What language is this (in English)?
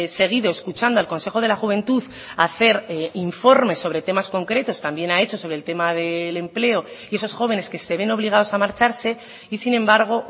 Spanish